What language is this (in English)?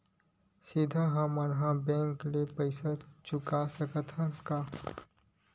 Chhattisgarhi